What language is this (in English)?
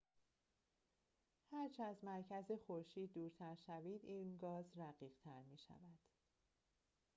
Persian